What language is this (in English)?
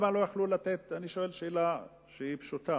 Hebrew